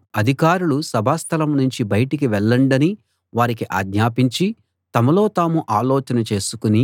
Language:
Telugu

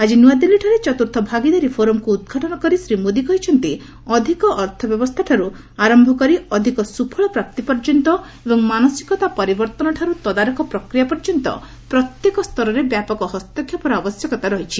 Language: Odia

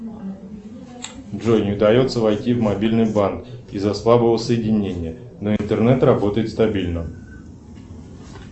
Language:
Russian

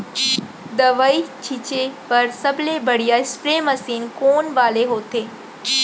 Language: Chhattisgarhi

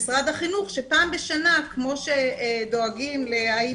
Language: Hebrew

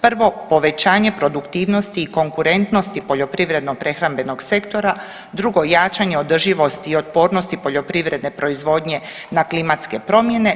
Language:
Croatian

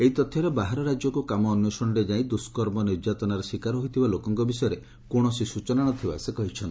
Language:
Odia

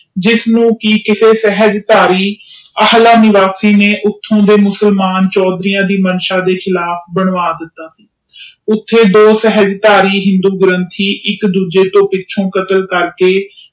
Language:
Punjabi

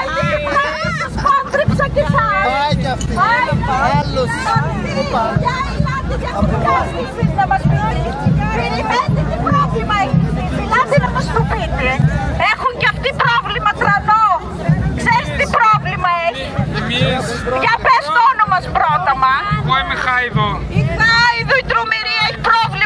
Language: Greek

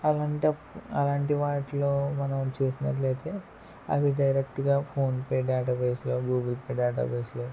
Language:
Telugu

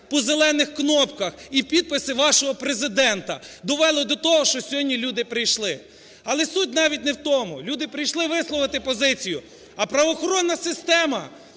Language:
Ukrainian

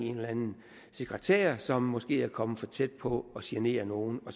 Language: Danish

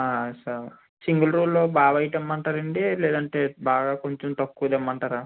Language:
Telugu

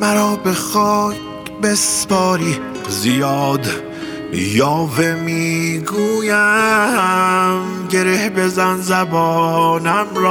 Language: Persian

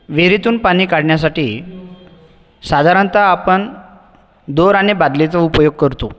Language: Marathi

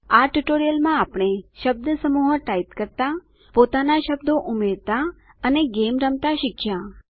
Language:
Gujarati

